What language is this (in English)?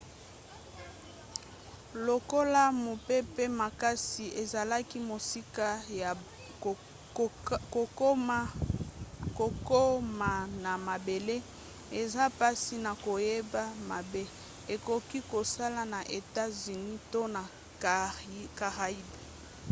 Lingala